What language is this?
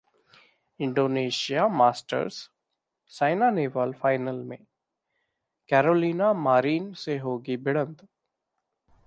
Hindi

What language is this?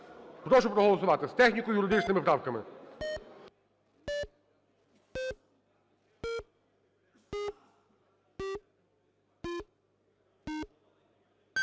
Ukrainian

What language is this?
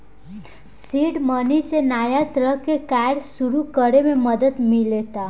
Bhojpuri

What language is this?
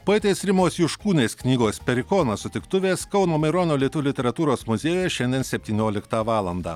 Lithuanian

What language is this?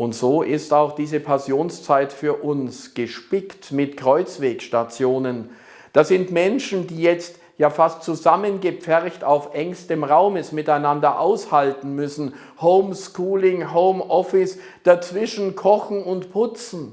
German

